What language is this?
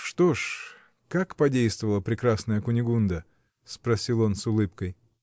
Russian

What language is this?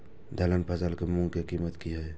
Maithili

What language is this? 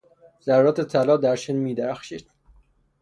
Persian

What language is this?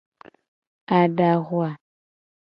Gen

